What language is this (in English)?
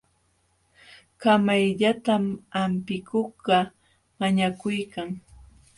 Jauja Wanca Quechua